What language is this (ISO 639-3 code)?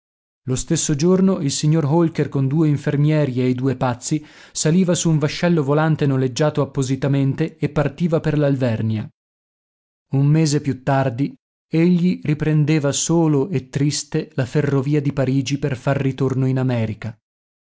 ita